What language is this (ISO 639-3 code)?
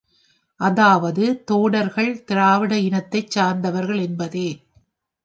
tam